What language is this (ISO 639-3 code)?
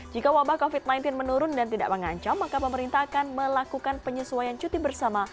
ind